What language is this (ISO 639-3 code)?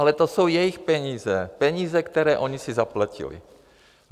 ces